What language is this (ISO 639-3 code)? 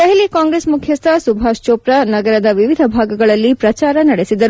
kan